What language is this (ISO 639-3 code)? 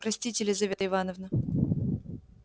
rus